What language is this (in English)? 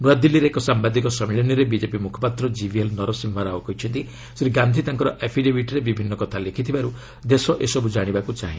Odia